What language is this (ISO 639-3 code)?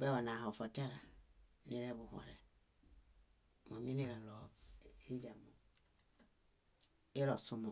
bda